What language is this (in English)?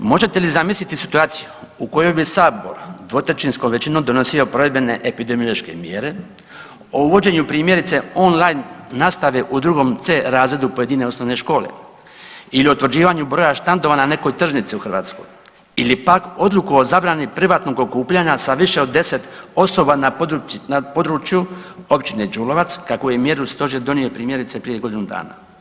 Croatian